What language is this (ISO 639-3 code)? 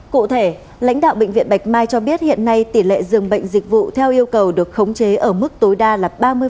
vie